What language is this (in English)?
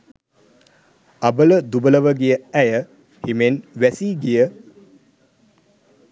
Sinhala